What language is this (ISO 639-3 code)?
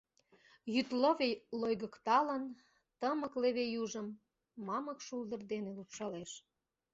chm